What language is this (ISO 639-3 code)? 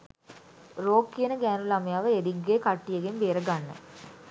sin